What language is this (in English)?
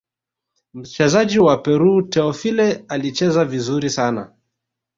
Swahili